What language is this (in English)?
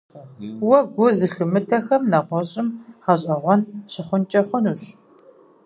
Kabardian